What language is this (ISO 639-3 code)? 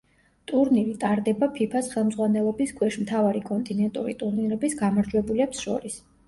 kat